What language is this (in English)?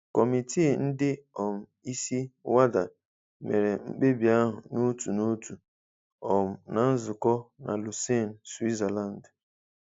Igbo